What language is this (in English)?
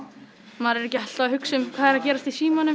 Icelandic